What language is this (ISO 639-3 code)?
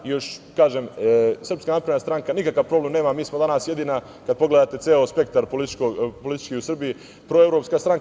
srp